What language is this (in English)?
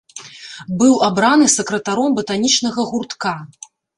Belarusian